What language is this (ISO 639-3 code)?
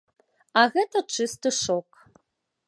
bel